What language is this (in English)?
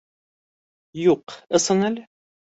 Bashkir